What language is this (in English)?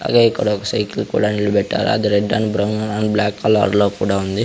Telugu